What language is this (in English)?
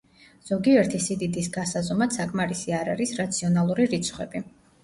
Georgian